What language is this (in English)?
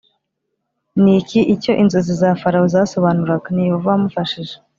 Kinyarwanda